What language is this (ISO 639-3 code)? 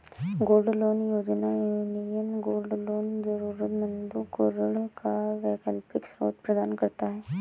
hin